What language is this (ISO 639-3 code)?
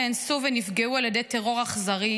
heb